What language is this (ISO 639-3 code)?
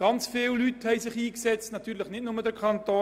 gsw